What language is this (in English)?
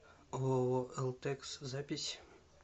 Russian